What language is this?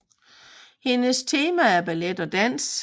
Danish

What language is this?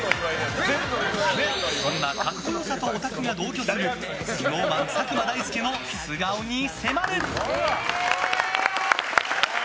Japanese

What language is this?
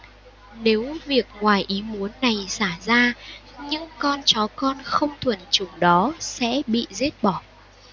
Vietnamese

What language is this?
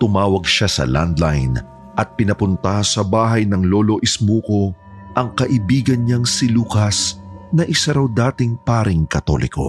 Filipino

